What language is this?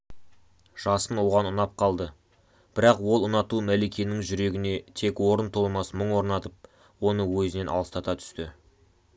Kazakh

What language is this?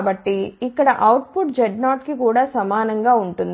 Telugu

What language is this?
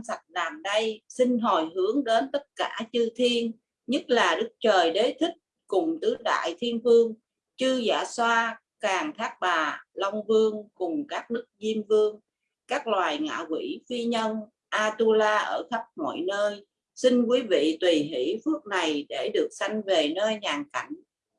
Vietnamese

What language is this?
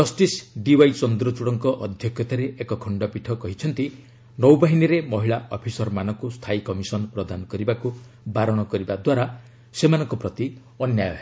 Odia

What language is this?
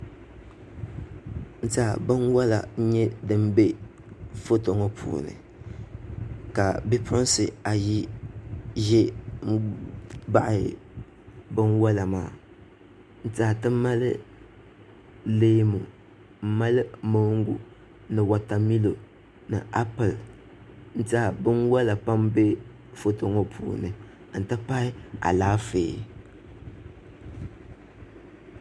Dagbani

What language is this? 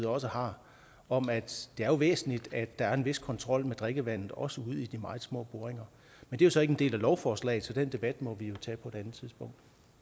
Danish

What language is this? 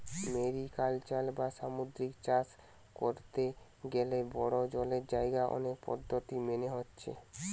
Bangla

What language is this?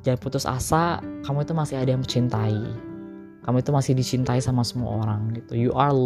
Indonesian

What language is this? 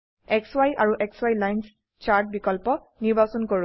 Assamese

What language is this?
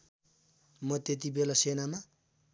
Nepali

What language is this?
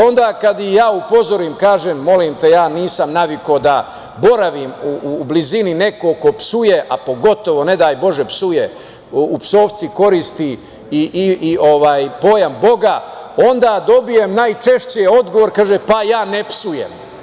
Serbian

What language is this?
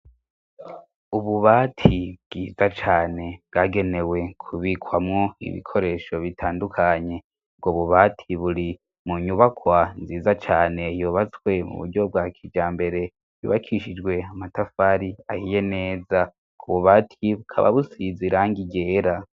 Rundi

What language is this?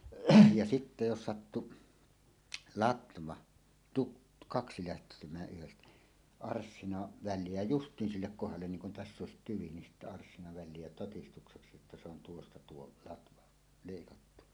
Finnish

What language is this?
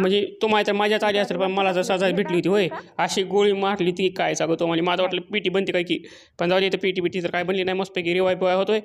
Marathi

